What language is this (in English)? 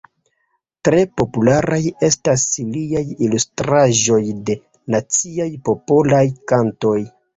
Esperanto